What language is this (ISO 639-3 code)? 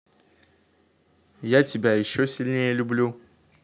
rus